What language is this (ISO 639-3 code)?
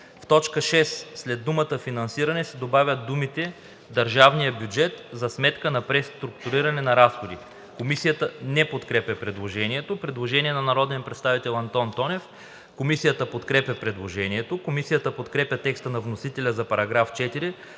bul